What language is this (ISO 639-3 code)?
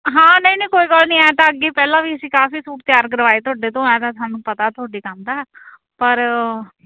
pan